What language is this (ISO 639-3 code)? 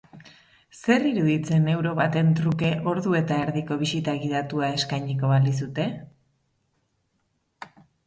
eus